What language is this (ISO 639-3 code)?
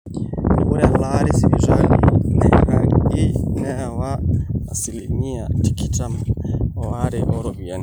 mas